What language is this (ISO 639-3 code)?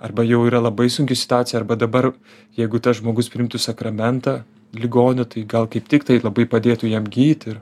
lit